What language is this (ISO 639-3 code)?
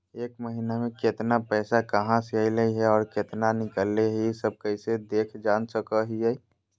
mag